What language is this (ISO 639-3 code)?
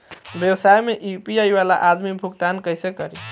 bho